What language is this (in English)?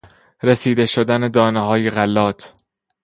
Persian